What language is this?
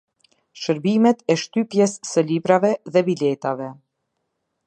Albanian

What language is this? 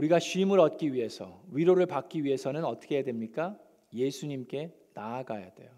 Korean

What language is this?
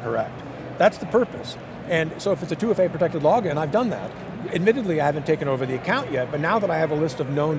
English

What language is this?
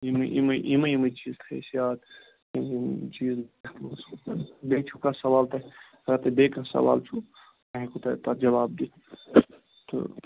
Kashmiri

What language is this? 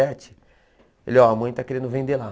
Portuguese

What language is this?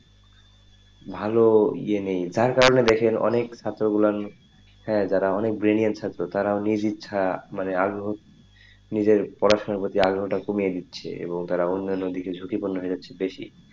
Bangla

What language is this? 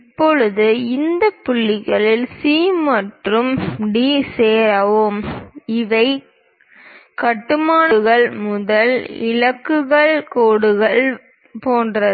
Tamil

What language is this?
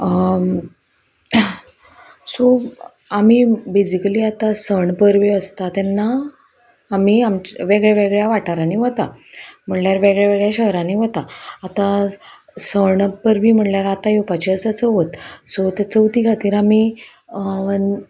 Konkani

